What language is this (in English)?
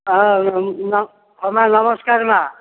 Odia